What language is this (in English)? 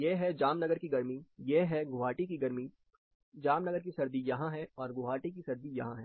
Hindi